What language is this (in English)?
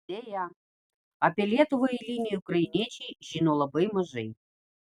Lithuanian